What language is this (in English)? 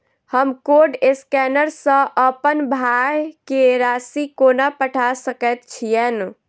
Maithili